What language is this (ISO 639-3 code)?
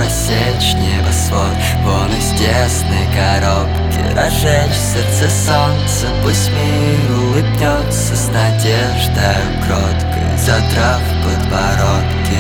ukr